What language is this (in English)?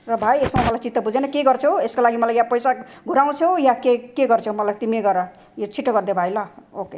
Nepali